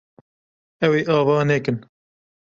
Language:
Kurdish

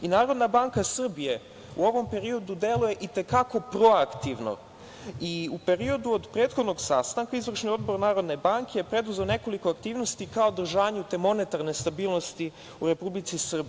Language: Serbian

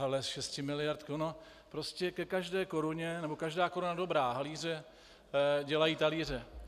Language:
Czech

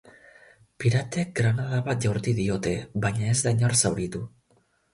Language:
Basque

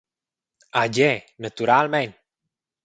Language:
Romansh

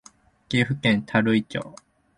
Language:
Japanese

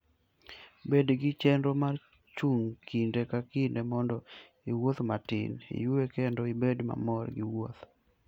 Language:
Luo (Kenya and Tanzania)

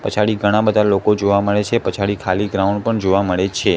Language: Gujarati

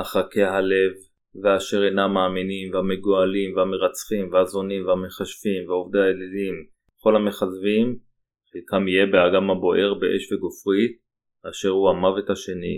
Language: Hebrew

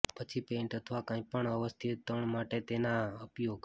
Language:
Gujarati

